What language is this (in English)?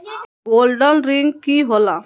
Magahi